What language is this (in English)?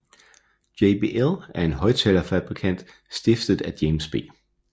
Danish